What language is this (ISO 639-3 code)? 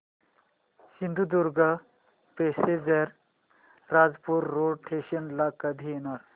mar